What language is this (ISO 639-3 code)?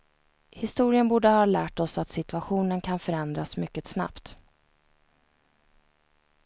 swe